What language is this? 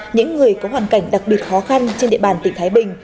Vietnamese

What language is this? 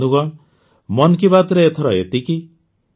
Odia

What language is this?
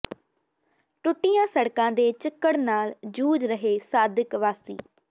Punjabi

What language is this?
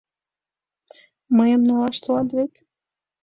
Mari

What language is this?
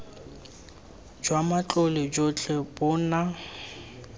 Tswana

